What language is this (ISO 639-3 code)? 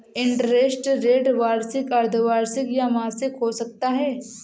hin